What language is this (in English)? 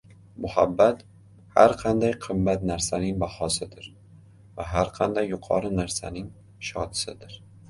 Uzbek